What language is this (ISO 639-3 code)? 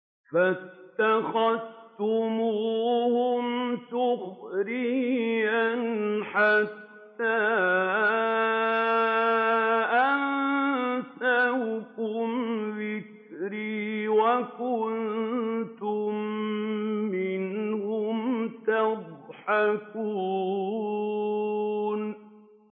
ara